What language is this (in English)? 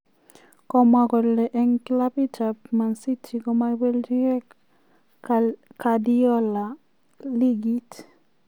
Kalenjin